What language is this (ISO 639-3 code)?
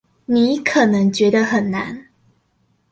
zho